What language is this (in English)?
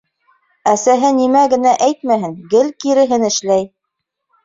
Bashkir